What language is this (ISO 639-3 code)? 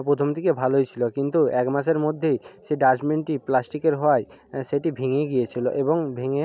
ben